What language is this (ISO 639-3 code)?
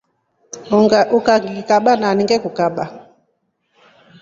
rof